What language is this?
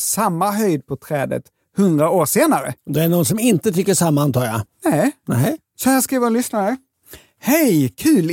Swedish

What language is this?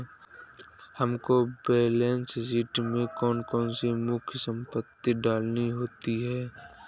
Hindi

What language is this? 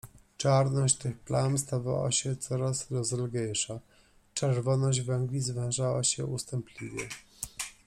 Polish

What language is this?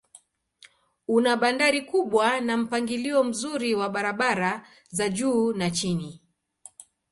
Swahili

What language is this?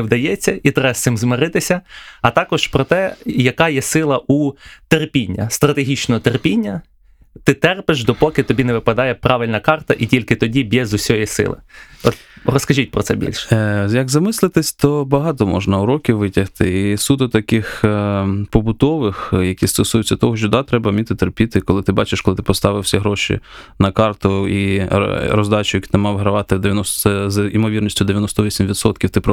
Ukrainian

